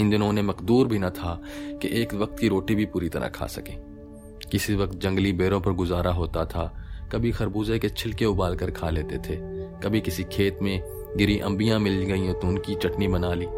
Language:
Hindi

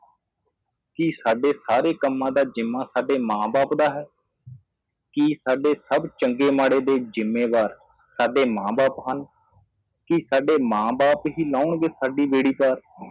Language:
Punjabi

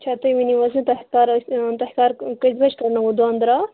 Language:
Kashmiri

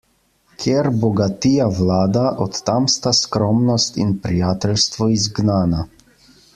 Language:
Slovenian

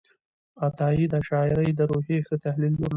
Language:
Pashto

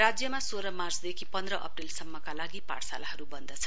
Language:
Nepali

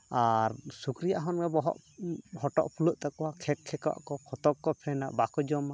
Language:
Santali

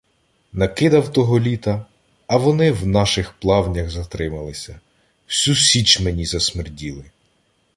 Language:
Ukrainian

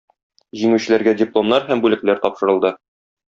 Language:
Tatar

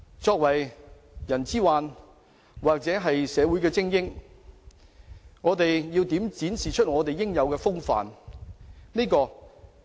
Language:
Cantonese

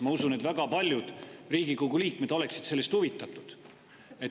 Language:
Estonian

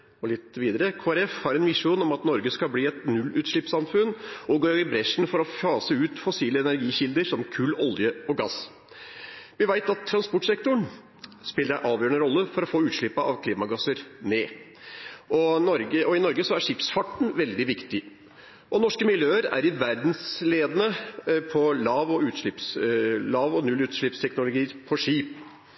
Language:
Norwegian Bokmål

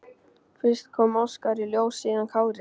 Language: Icelandic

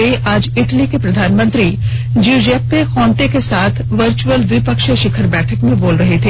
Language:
Hindi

